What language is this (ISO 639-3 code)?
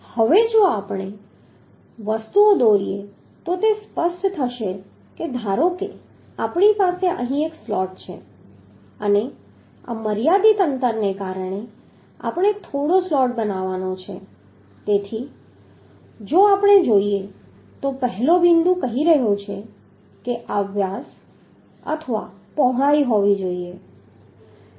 guj